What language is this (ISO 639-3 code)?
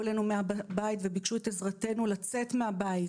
heb